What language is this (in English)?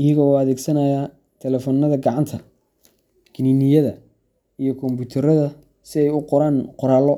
Somali